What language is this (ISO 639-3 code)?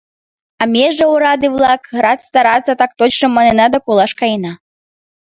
chm